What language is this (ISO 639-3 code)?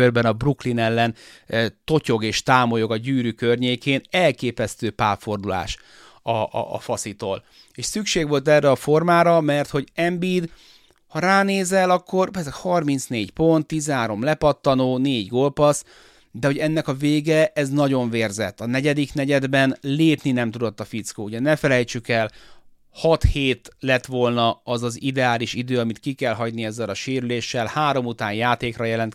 hun